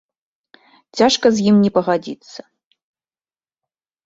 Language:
Belarusian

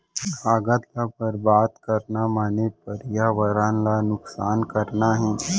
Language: Chhattisgarhi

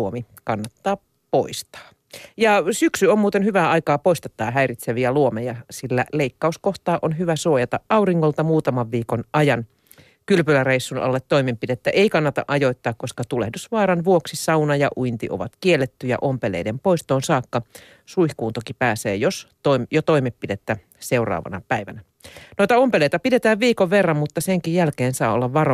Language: Finnish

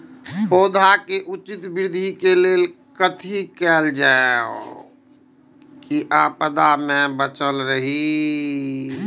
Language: Maithili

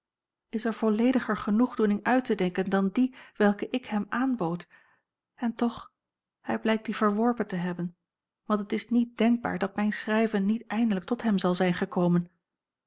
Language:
Dutch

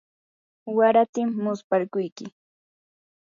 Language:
Yanahuanca Pasco Quechua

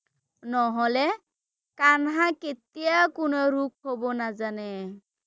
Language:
Assamese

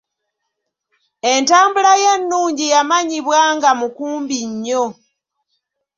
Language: Ganda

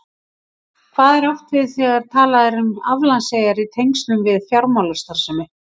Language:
Icelandic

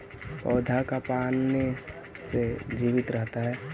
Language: Magahi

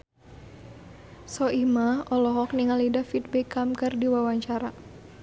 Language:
Sundanese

